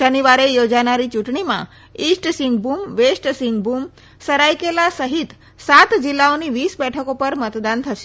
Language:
Gujarati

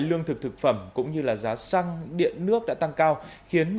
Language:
Vietnamese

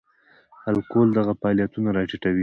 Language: Pashto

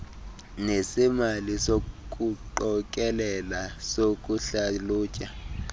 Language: Xhosa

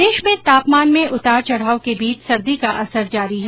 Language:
Hindi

